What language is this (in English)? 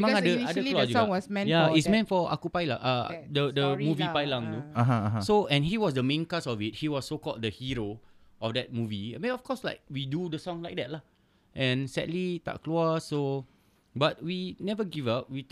Malay